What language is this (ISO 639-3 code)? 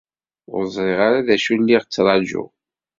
kab